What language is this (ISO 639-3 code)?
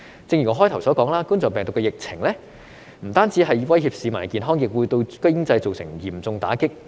yue